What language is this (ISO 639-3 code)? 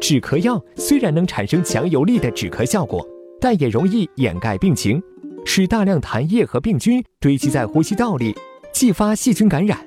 zho